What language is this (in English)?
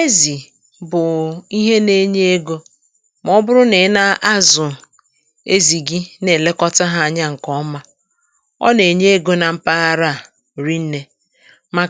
Igbo